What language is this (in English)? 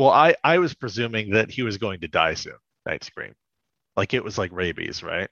English